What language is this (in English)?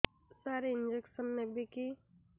Odia